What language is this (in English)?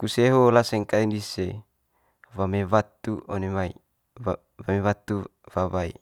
Manggarai